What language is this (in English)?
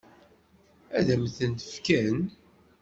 Kabyle